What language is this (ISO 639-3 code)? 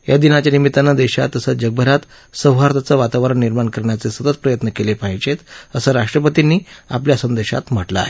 mar